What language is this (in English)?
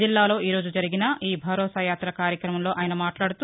Telugu